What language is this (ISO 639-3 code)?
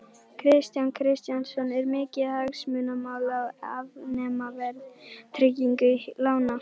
isl